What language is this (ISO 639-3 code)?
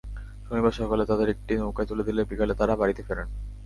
ben